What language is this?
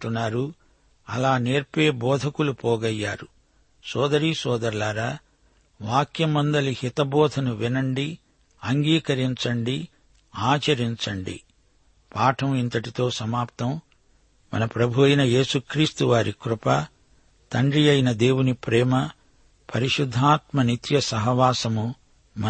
Telugu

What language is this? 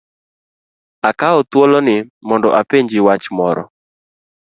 Luo (Kenya and Tanzania)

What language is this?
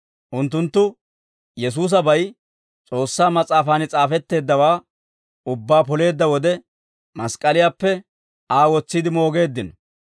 Dawro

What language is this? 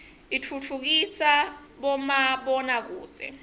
Swati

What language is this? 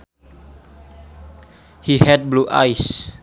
Sundanese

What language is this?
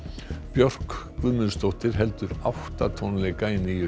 Icelandic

